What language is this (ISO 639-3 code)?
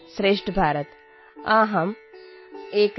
asm